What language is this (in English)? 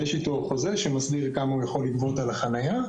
Hebrew